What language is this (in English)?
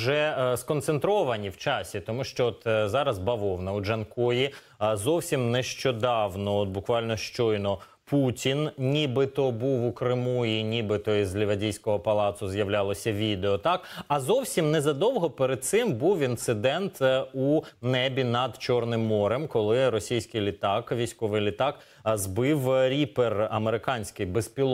Ukrainian